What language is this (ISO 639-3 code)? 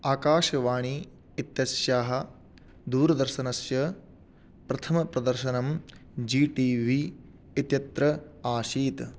san